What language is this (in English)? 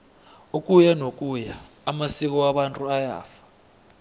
South Ndebele